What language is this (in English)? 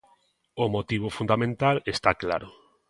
Galician